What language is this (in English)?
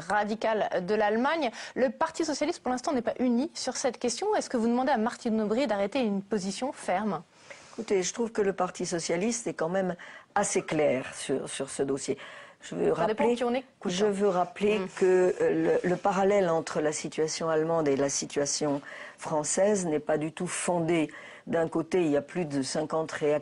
French